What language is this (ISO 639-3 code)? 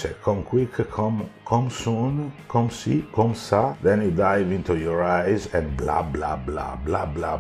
ita